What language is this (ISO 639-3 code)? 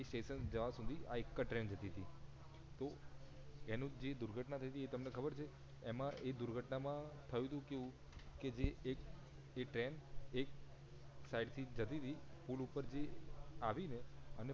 guj